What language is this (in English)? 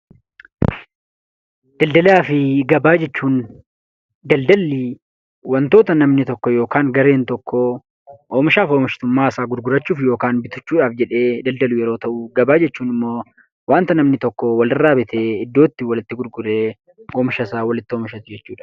Oromo